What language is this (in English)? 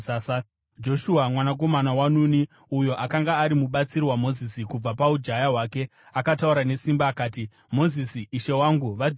Shona